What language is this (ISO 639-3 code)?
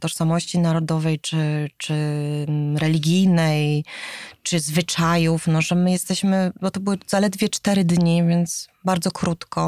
pol